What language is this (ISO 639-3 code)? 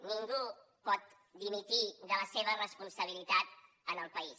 cat